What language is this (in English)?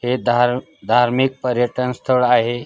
Marathi